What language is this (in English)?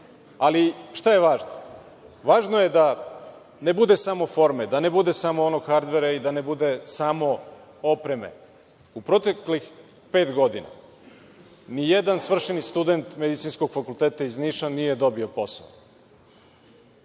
Serbian